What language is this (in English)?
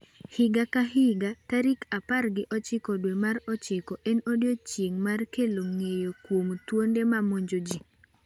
Luo (Kenya and Tanzania)